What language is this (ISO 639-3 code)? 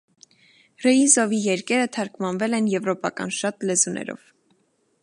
hye